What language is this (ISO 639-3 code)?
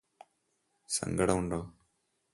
mal